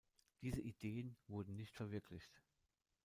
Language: German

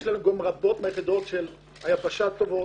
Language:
Hebrew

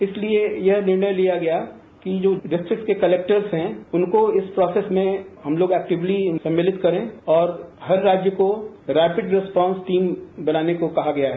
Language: Hindi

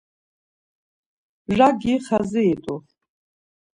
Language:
Laz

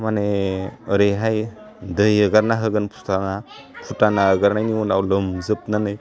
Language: Bodo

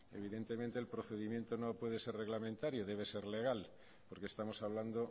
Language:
Spanish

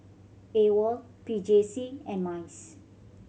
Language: English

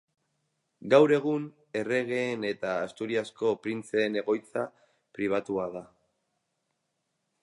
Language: Basque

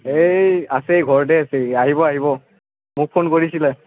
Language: Assamese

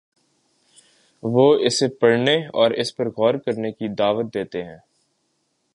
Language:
Urdu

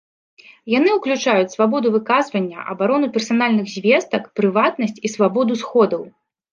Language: Belarusian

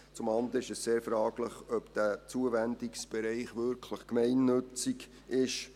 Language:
Swiss German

